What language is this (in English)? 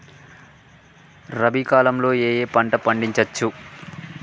Telugu